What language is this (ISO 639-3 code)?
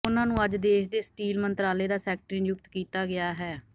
pan